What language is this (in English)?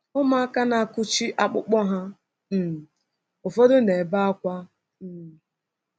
Igbo